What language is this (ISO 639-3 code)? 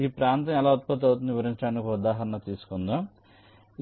tel